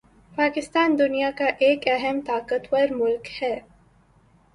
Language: Urdu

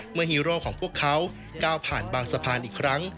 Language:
Thai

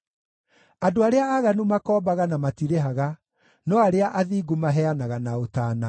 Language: Kikuyu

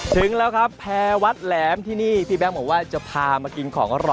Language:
Thai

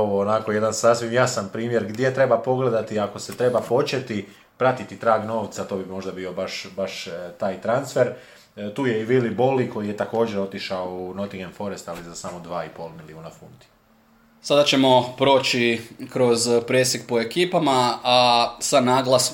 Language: Croatian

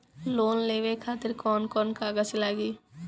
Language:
Bhojpuri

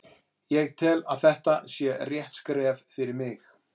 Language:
Icelandic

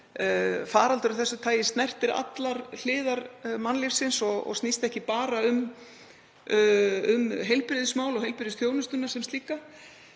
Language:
Icelandic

